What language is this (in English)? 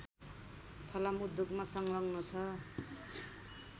Nepali